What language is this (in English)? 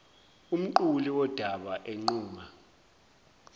Zulu